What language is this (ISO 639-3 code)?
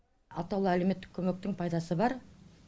kaz